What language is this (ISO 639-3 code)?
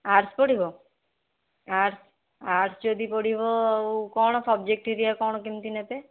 ori